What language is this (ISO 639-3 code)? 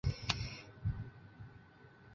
zho